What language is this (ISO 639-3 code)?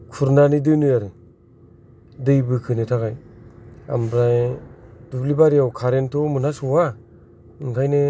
brx